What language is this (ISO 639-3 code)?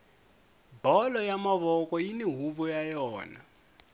tso